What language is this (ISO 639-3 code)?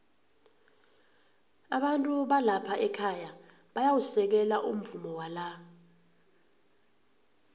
nbl